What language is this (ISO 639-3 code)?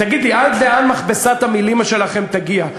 heb